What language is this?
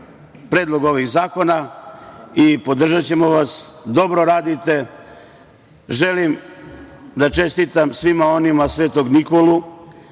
Serbian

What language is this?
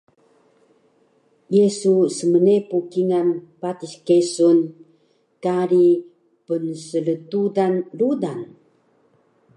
Taroko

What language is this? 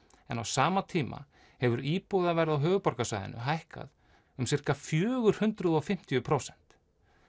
Icelandic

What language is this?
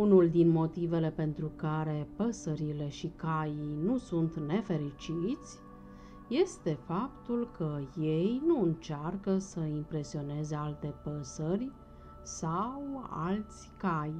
Romanian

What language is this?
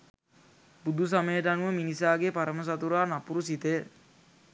Sinhala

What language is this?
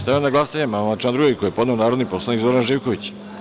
Serbian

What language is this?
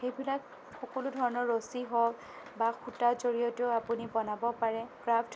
Assamese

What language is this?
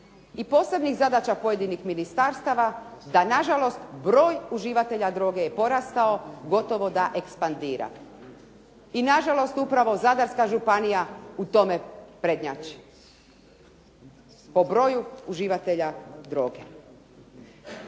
Croatian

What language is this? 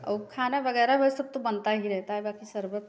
Hindi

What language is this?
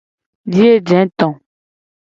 Gen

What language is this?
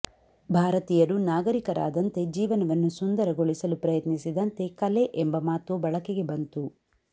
Kannada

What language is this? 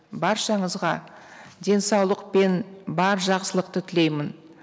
Kazakh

